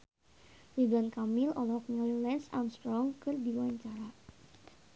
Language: Sundanese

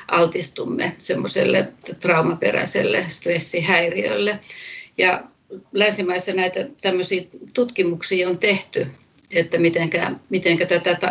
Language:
Finnish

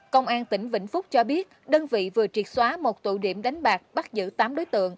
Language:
Vietnamese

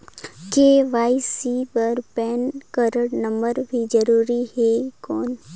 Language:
Chhattisgarhi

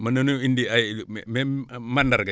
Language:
Wolof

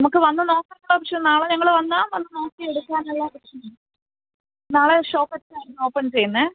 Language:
Malayalam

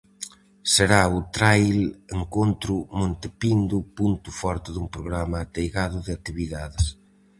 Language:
Galician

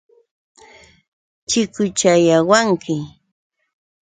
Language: Yauyos Quechua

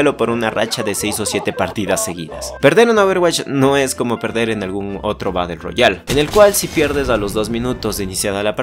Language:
Spanish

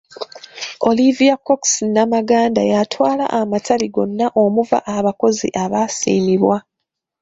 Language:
Ganda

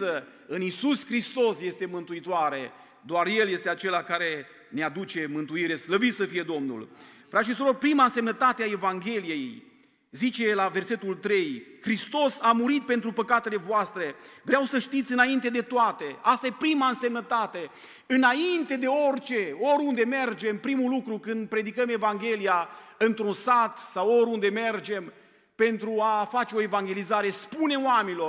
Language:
Romanian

